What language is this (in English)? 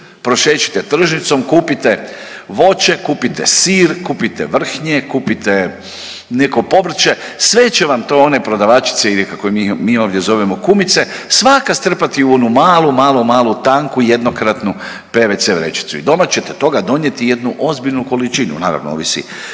Croatian